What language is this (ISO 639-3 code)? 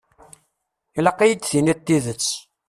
kab